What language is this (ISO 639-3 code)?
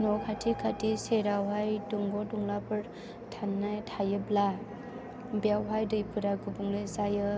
brx